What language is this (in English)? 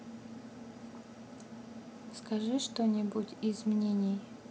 Russian